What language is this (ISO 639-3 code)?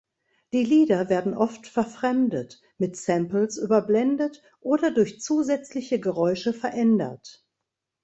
deu